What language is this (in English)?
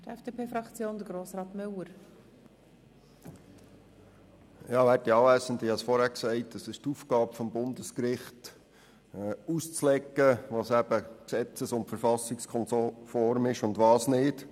Swiss German